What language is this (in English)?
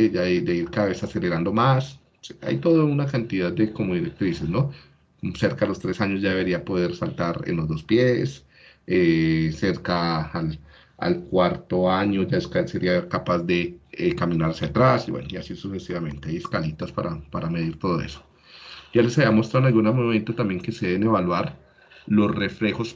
Spanish